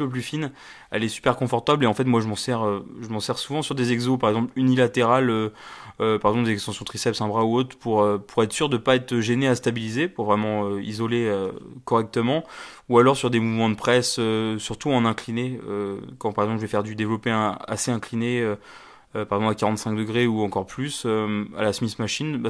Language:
French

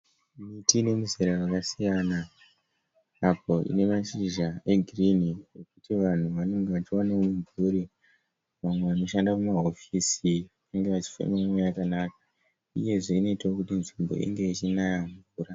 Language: Shona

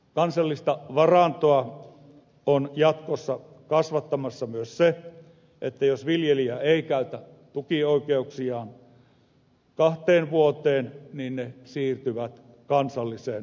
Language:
Finnish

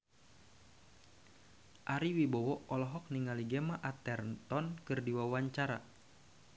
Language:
Sundanese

